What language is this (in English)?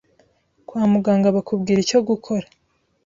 Kinyarwanda